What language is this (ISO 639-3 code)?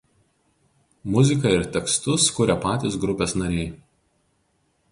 lit